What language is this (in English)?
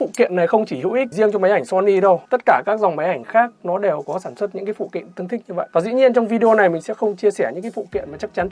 Vietnamese